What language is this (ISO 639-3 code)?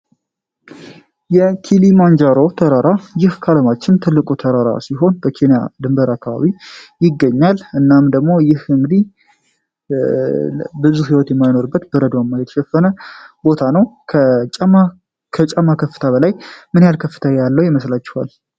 amh